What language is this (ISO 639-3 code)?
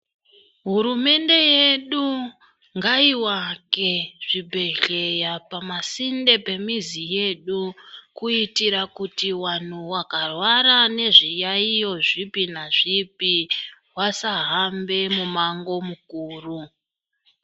ndc